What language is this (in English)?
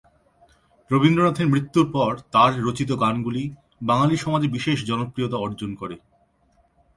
Bangla